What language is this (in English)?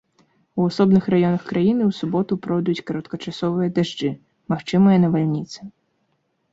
Belarusian